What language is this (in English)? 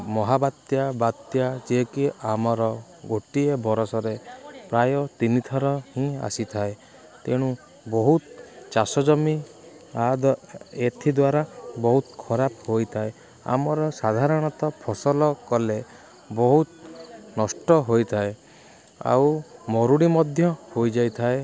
Odia